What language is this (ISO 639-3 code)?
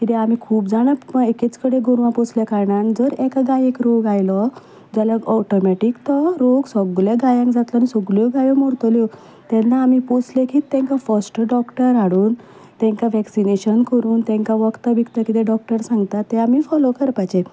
kok